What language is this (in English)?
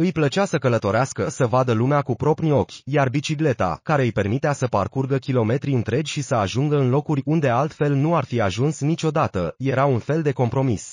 Romanian